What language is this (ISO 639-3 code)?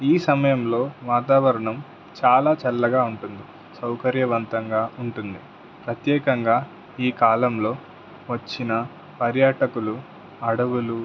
tel